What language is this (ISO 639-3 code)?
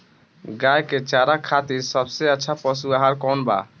bho